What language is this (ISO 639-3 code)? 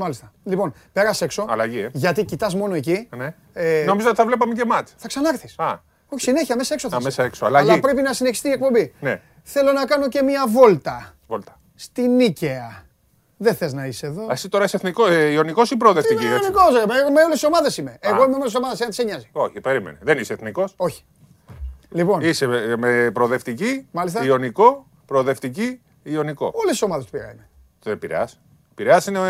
ell